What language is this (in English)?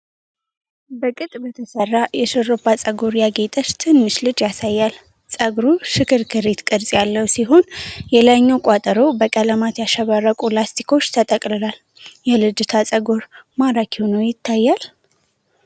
Amharic